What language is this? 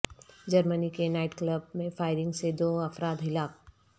Urdu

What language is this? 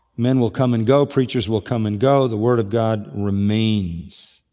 English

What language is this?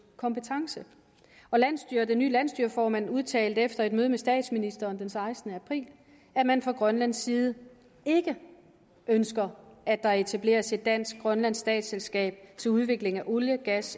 Danish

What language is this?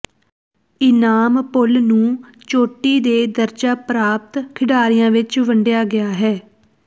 Punjabi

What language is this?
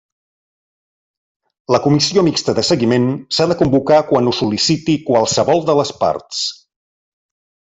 Catalan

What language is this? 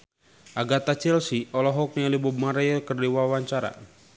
Sundanese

